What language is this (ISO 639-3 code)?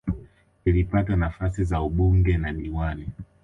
swa